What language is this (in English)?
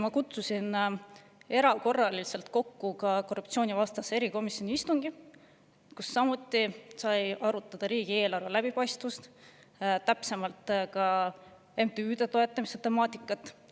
Estonian